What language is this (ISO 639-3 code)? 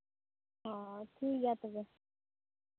sat